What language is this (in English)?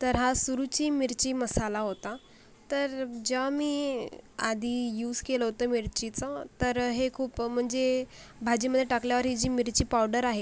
Marathi